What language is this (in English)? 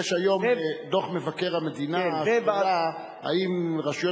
Hebrew